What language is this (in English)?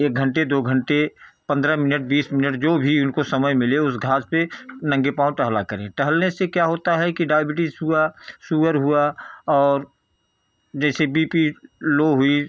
Hindi